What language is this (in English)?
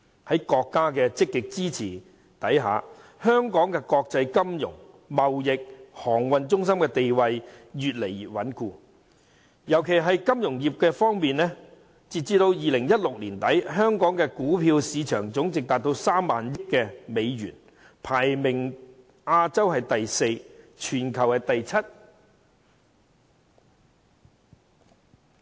Cantonese